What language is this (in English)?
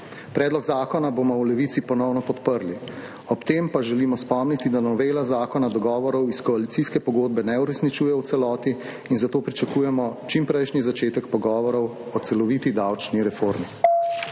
Slovenian